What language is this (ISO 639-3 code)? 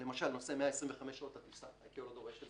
heb